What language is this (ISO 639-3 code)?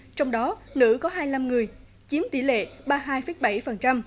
vie